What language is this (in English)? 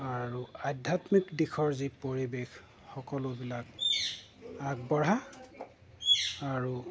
Assamese